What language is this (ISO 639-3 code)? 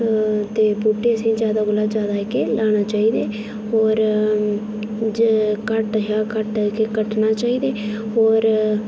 doi